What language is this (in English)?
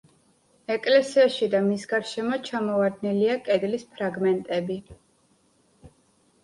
Georgian